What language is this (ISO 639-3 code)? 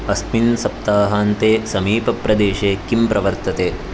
san